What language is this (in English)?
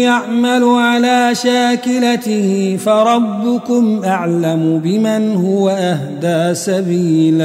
Arabic